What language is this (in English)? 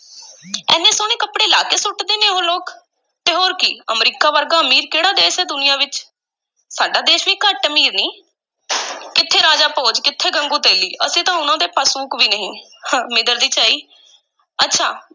Punjabi